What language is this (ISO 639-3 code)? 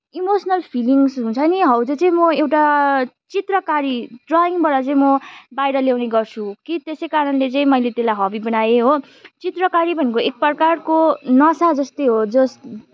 nep